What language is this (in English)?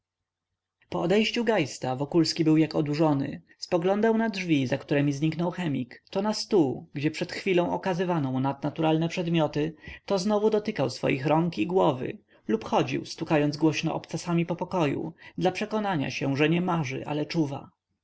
Polish